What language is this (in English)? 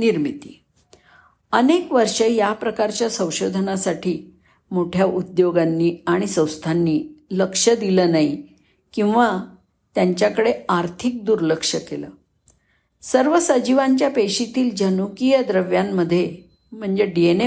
Marathi